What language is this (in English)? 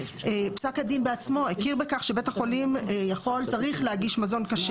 Hebrew